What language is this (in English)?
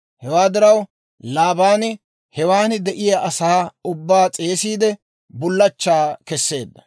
Dawro